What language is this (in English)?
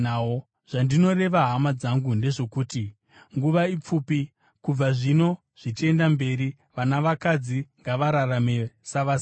Shona